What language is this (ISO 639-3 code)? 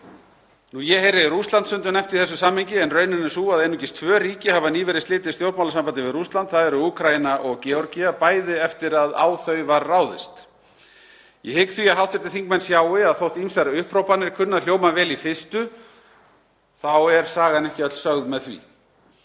isl